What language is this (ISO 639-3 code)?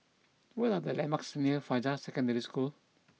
eng